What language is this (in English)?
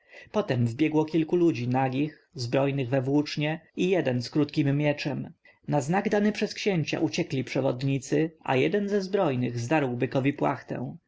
Polish